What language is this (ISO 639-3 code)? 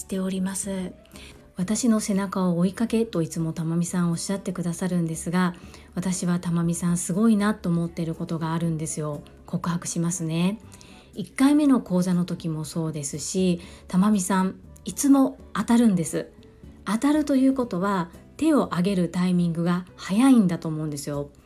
jpn